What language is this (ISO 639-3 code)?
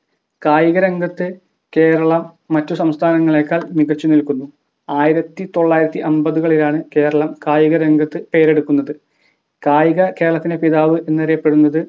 mal